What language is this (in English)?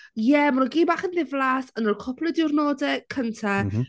Welsh